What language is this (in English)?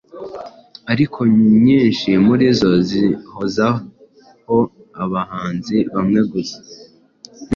Kinyarwanda